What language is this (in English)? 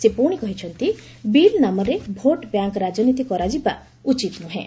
Odia